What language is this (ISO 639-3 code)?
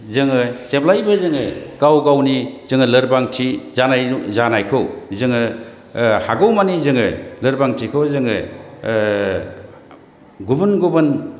brx